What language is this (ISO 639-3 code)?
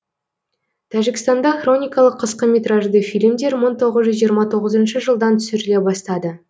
kaz